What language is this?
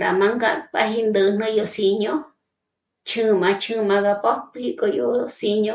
Michoacán Mazahua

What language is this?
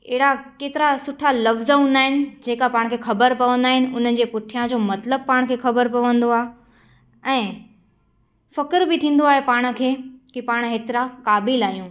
Sindhi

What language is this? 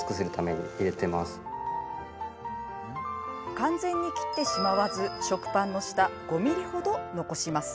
Japanese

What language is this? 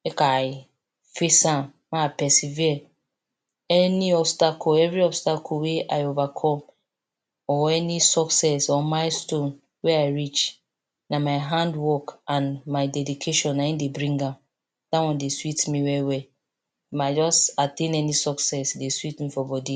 Nigerian Pidgin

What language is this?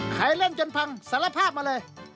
Thai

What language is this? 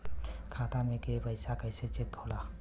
Bhojpuri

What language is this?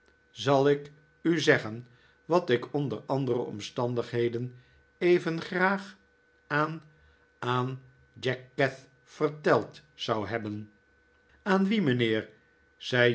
Dutch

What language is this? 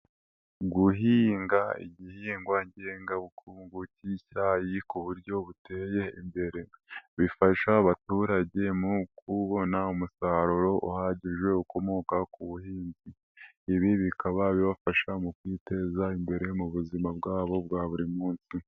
Kinyarwanda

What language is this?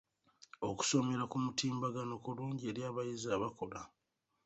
Ganda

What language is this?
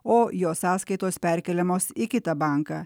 Lithuanian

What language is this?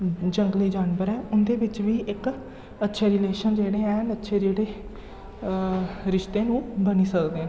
Dogri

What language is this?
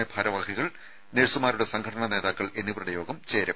Malayalam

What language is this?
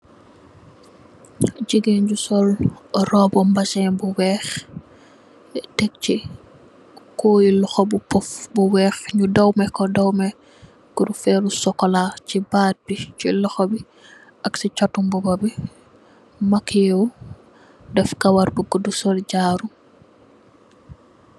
Wolof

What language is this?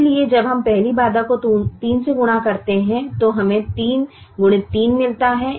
Hindi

